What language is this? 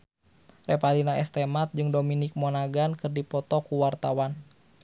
Sundanese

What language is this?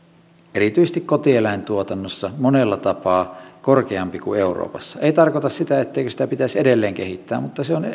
Finnish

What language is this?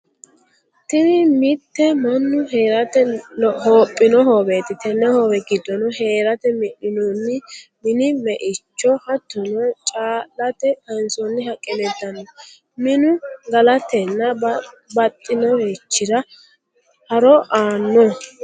Sidamo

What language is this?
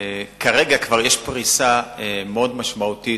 Hebrew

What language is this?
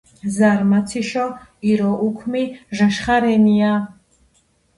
Georgian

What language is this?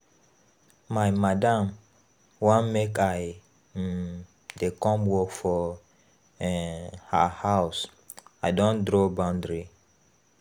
Nigerian Pidgin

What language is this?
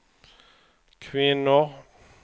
Swedish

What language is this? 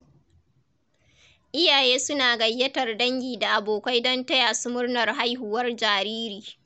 Hausa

